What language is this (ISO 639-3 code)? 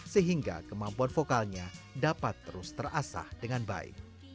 ind